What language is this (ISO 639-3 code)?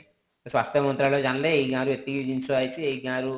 ori